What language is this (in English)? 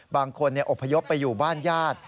Thai